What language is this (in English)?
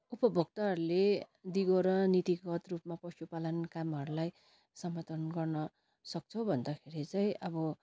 Nepali